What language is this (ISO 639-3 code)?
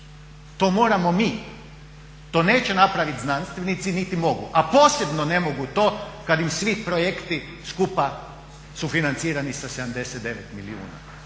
hrv